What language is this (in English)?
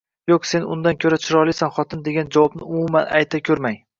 Uzbek